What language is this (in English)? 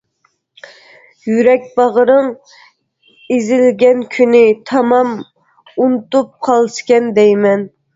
Uyghur